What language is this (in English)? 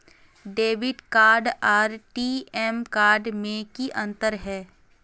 Magahi